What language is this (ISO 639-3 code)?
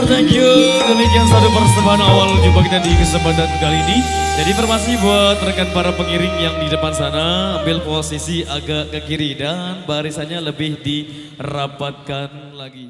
ind